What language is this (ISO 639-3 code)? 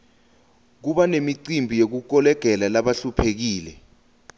ssw